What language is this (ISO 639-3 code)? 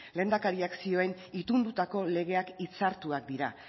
eus